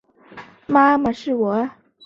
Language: Chinese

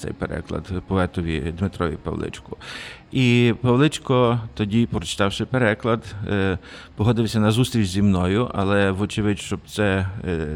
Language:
Ukrainian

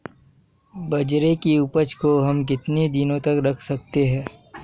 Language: Hindi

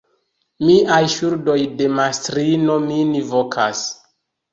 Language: Esperanto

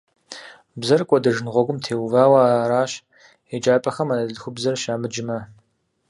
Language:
Kabardian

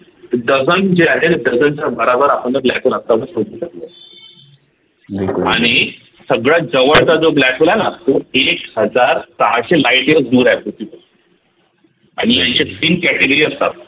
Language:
Marathi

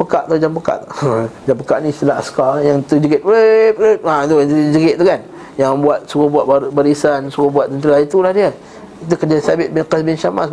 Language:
Malay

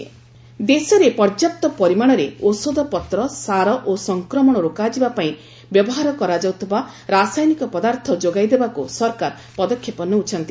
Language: Odia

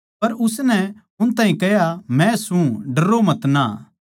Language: Haryanvi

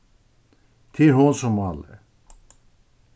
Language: Faroese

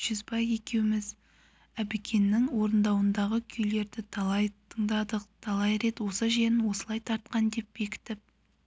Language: Kazakh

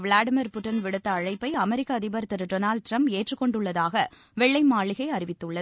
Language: Tamil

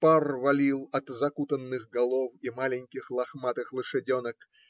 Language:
Russian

